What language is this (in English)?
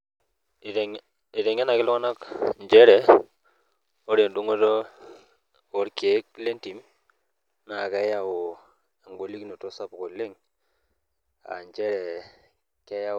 Masai